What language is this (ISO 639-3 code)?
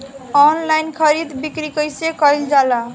bho